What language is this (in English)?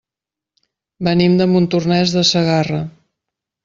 Catalan